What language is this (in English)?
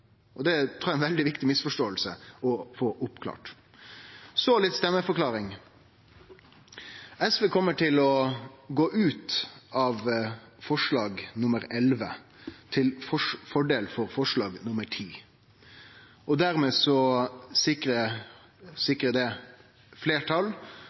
Norwegian Nynorsk